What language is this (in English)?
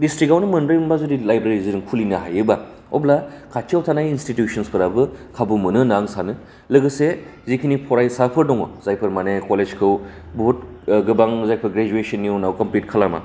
Bodo